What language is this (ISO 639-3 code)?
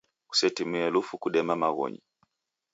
dav